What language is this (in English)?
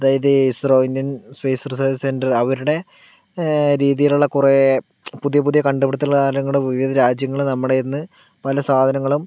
Malayalam